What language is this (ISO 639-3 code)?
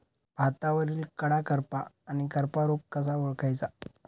mar